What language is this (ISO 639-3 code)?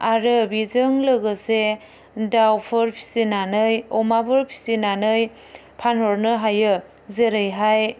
brx